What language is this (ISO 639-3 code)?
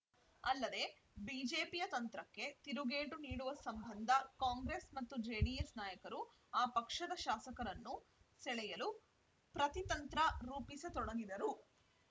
kan